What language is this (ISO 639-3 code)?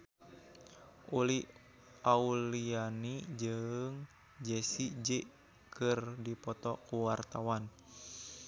sun